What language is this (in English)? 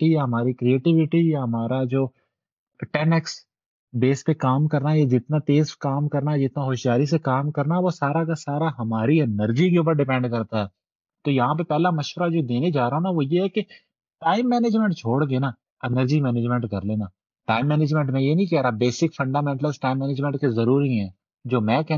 Urdu